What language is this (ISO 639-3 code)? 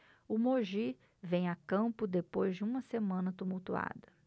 por